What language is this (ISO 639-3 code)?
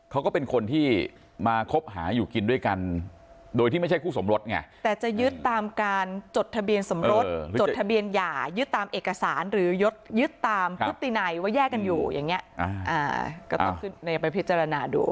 tha